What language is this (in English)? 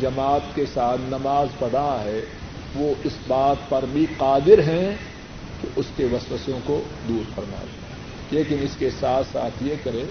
Urdu